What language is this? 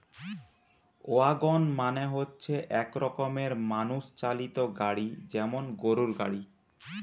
Bangla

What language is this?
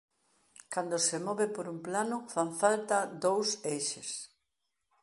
Galician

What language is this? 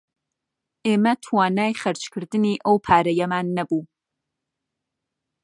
Central Kurdish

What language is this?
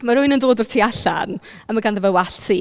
Welsh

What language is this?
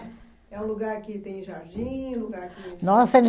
Portuguese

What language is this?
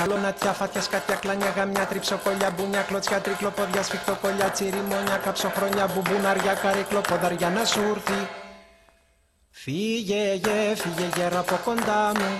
Greek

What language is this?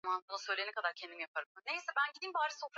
Swahili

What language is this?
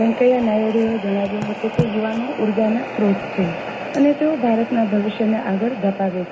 Gujarati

